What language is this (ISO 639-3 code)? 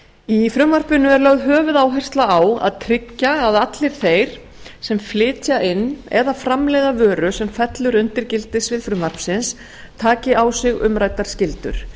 isl